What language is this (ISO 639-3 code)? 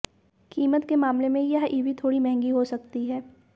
hin